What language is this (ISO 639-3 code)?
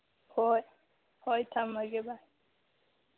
mni